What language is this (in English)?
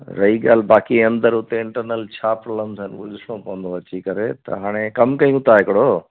Sindhi